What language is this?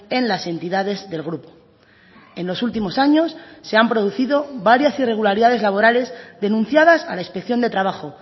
Spanish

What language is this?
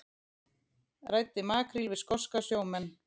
Icelandic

